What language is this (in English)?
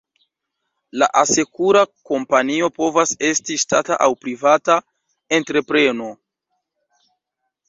Esperanto